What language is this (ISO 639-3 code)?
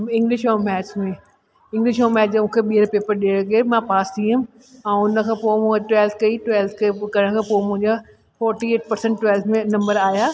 snd